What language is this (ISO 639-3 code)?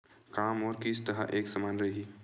hne